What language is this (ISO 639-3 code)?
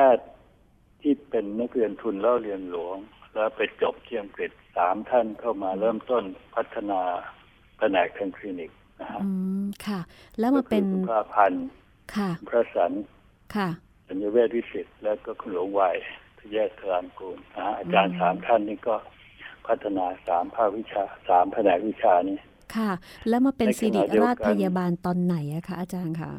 tha